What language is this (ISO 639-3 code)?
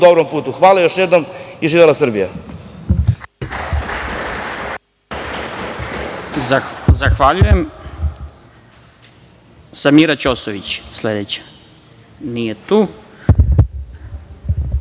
srp